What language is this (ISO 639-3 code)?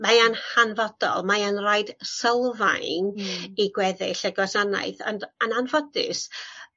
cym